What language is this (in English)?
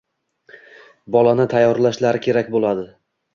Uzbek